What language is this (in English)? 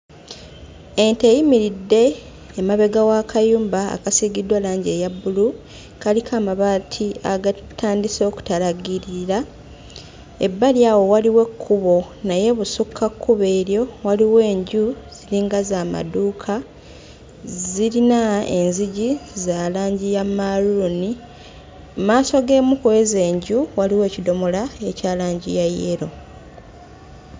Ganda